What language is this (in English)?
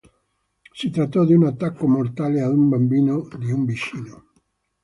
Italian